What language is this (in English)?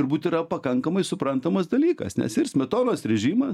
Lithuanian